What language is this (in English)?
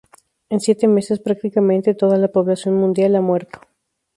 Spanish